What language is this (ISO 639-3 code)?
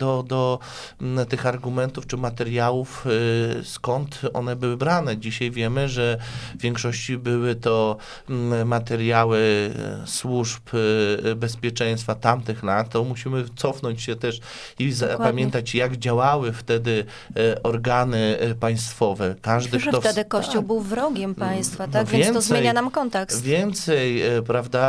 pol